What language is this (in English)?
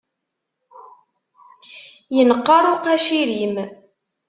Kabyle